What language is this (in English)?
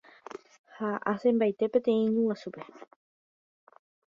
Guarani